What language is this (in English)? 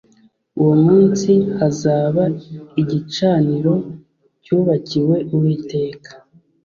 Kinyarwanda